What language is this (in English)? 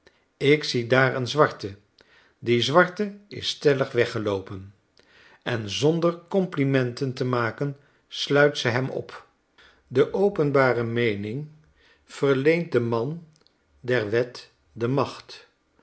Dutch